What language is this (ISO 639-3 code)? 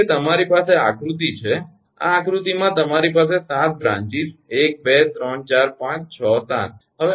guj